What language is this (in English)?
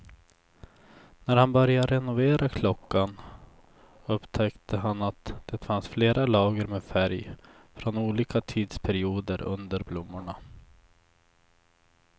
Swedish